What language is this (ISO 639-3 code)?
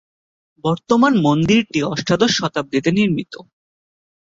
ben